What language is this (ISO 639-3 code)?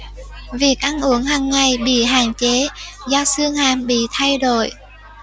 vie